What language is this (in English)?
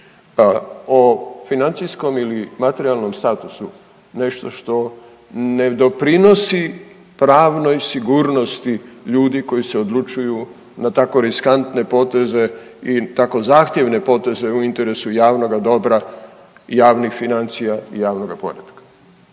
Croatian